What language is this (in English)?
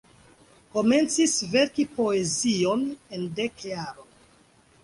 Esperanto